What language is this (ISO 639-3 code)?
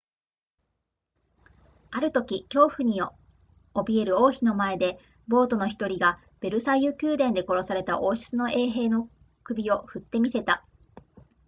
jpn